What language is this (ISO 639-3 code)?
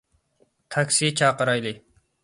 uig